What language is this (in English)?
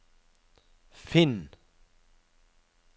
Norwegian